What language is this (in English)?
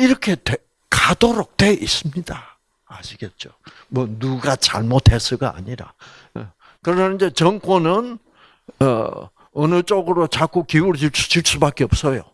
Korean